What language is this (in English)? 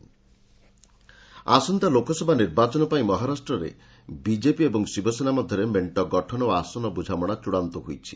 Odia